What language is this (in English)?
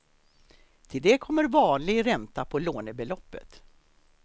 Swedish